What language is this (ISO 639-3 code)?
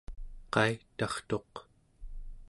esu